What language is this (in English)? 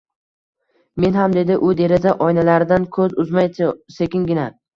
Uzbek